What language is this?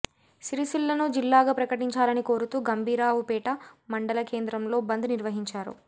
Telugu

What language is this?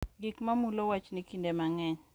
Luo (Kenya and Tanzania)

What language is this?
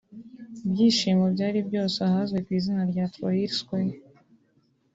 Kinyarwanda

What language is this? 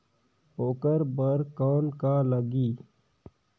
Chhattisgarhi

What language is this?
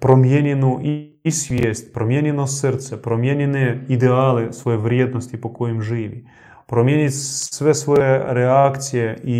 Croatian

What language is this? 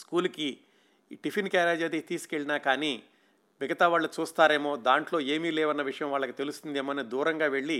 Telugu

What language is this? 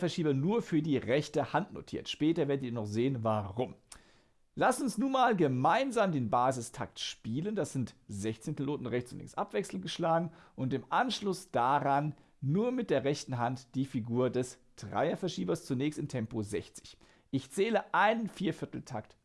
German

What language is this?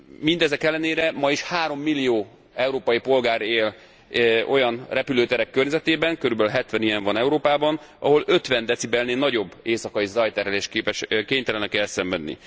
Hungarian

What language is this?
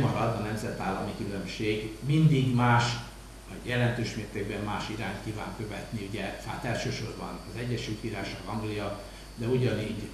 Hungarian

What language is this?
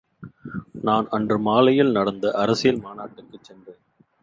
Tamil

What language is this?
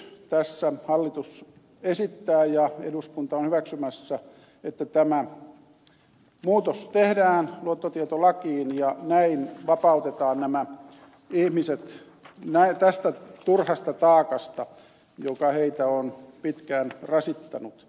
Finnish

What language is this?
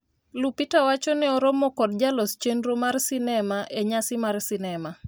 Luo (Kenya and Tanzania)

